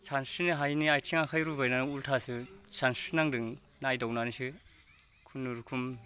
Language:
Bodo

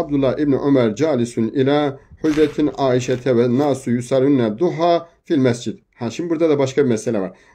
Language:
Turkish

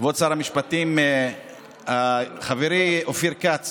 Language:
Hebrew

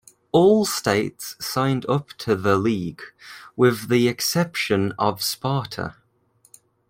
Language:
English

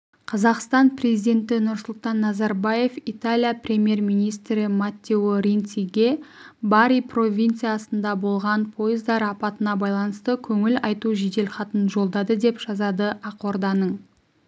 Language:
Kazakh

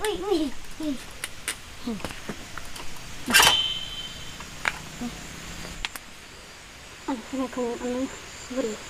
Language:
Vietnamese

